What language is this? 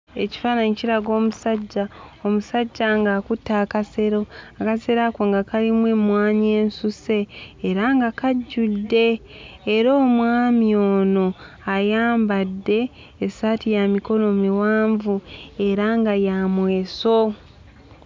Ganda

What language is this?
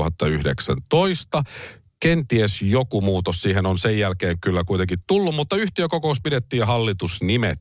Finnish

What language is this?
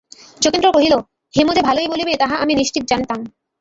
Bangla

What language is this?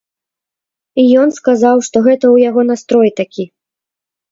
Belarusian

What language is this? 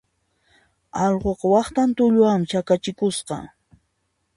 Puno Quechua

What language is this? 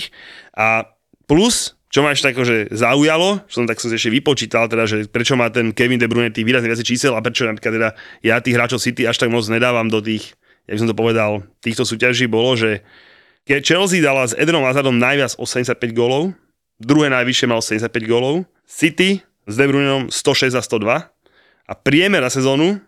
Slovak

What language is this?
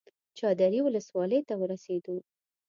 Pashto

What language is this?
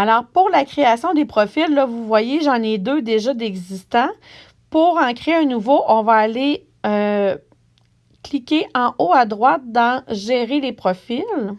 French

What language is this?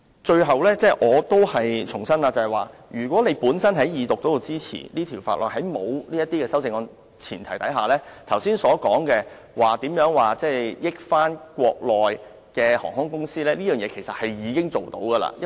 Cantonese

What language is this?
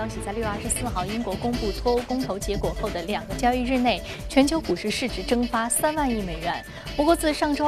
Chinese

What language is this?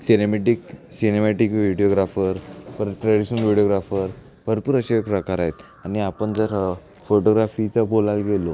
Marathi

